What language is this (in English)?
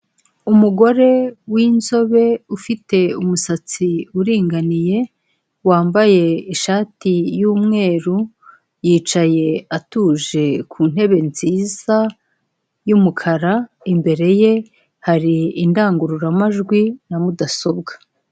Kinyarwanda